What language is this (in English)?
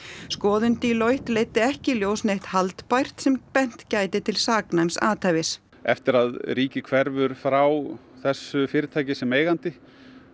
Icelandic